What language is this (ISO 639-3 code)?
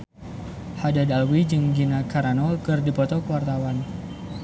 sun